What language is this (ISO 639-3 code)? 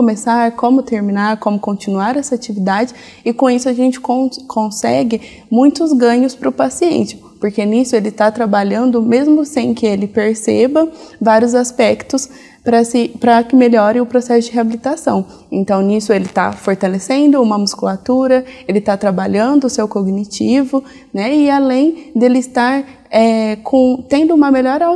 por